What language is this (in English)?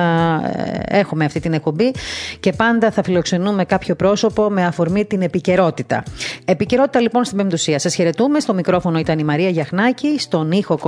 Greek